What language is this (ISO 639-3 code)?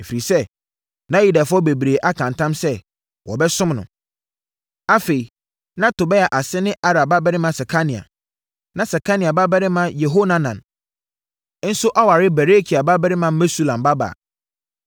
aka